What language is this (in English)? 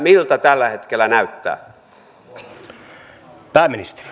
Finnish